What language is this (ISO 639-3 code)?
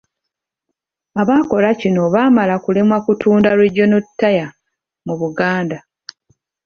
lug